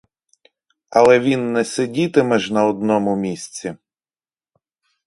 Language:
Ukrainian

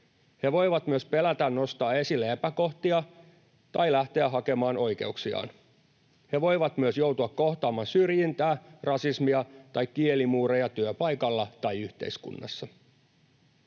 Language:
Finnish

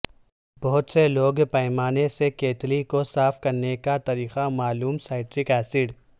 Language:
Urdu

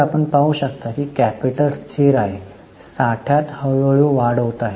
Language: Marathi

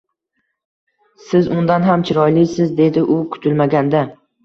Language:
Uzbek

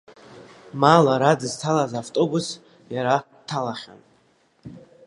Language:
Abkhazian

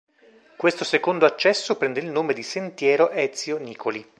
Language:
Italian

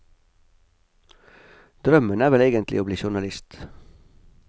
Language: Norwegian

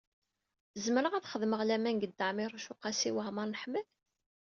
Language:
Kabyle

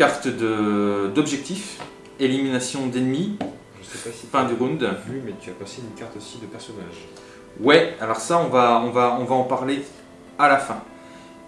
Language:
French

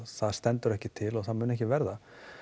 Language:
Icelandic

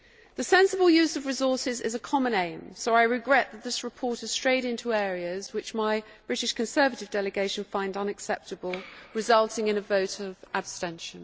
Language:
English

